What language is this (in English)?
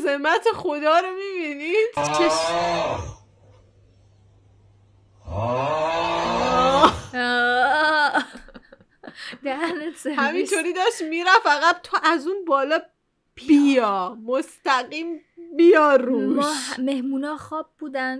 Persian